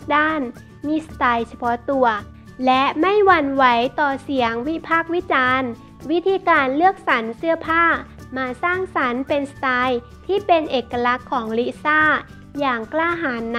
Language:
Thai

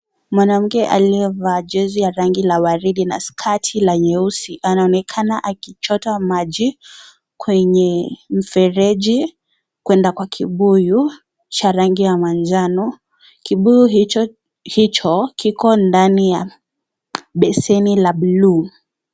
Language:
Swahili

